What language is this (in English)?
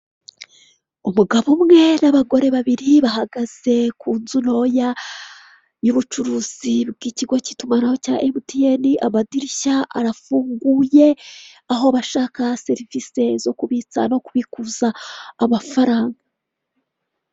Kinyarwanda